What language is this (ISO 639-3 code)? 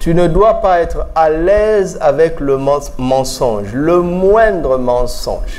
fra